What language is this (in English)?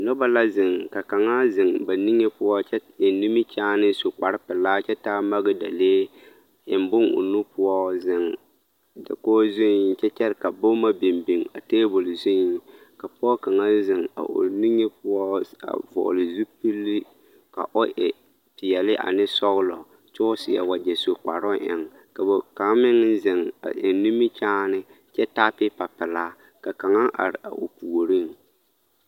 Southern Dagaare